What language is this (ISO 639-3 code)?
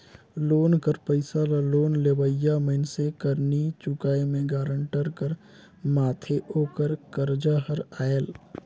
hne